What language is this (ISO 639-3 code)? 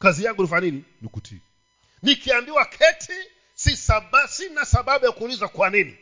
swa